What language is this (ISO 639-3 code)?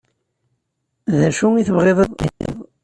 kab